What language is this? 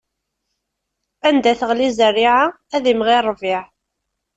Kabyle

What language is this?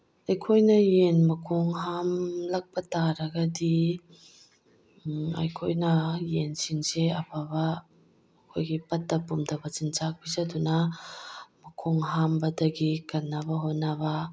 Manipuri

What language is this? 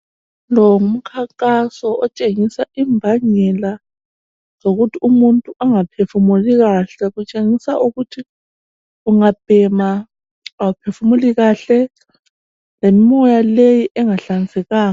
North Ndebele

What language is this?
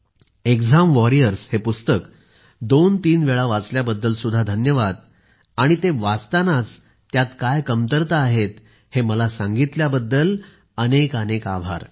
Marathi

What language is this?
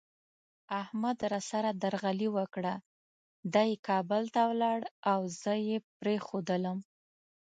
Pashto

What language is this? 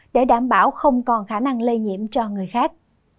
Vietnamese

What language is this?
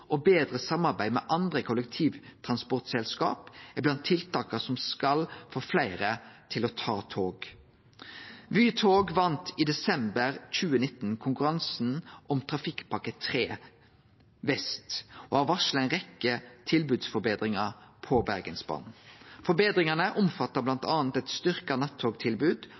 Norwegian Nynorsk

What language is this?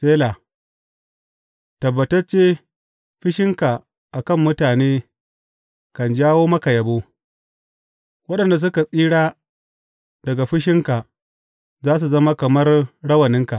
Hausa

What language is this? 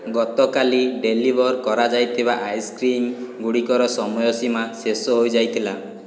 Odia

